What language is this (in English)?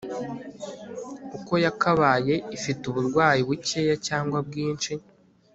Kinyarwanda